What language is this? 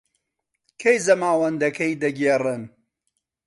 Central Kurdish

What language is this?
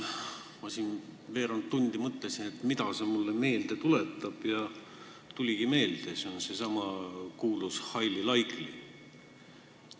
Estonian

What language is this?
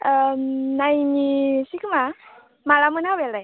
Bodo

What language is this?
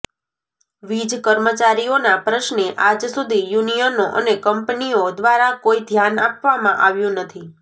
Gujarati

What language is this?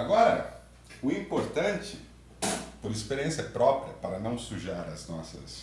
Portuguese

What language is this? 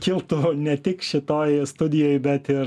Lithuanian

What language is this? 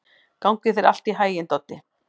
Icelandic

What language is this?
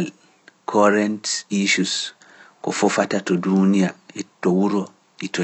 Pular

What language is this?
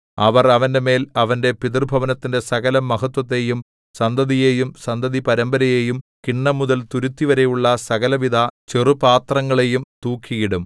Malayalam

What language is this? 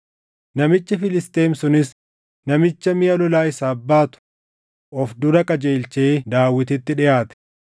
Oromo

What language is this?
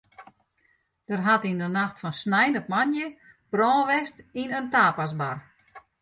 Western Frisian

